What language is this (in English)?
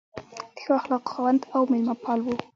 Pashto